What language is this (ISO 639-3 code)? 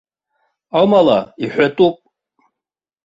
abk